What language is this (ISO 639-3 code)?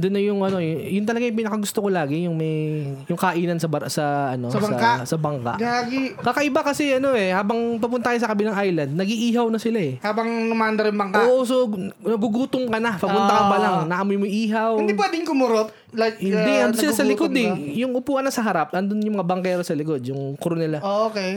fil